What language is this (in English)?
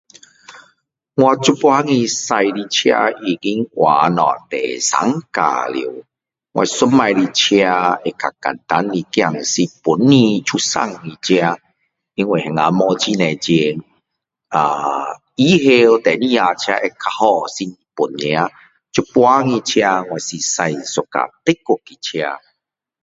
Min Dong Chinese